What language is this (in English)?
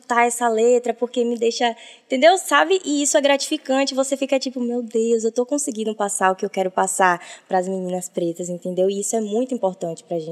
Portuguese